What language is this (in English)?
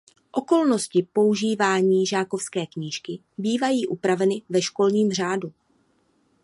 Czech